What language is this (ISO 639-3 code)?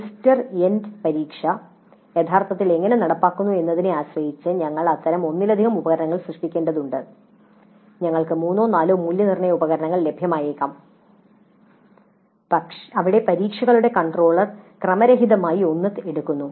mal